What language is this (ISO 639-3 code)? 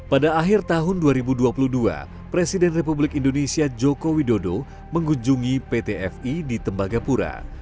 ind